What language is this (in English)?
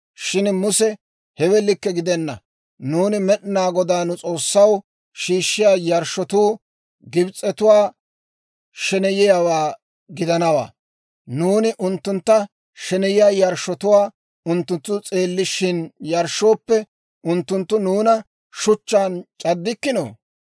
Dawro